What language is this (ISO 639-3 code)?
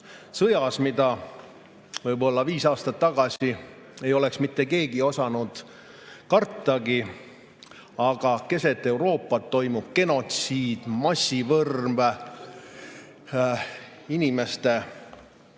est